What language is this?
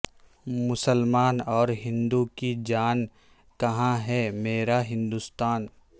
Urdu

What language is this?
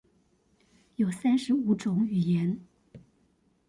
Chinese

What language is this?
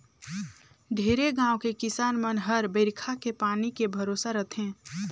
Chhattisgarhi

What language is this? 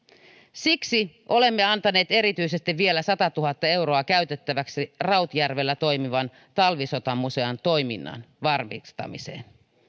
Finnish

